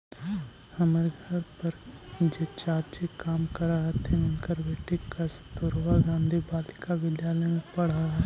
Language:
Magahi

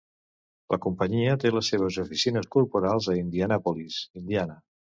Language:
Catalan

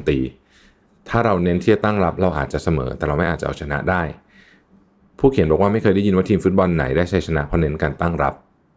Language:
Thai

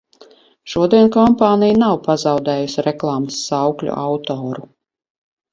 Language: Latvian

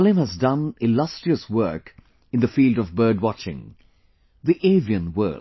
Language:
English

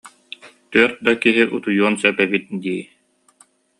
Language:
Yakut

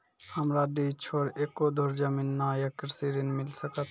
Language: Maithili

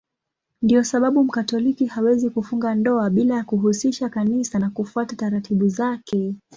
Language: Swahili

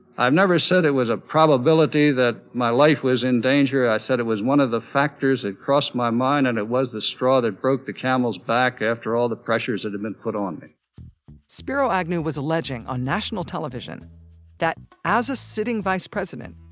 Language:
English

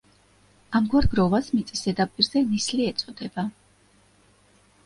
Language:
Georgian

